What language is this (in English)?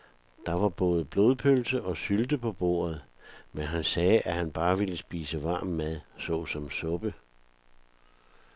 Danish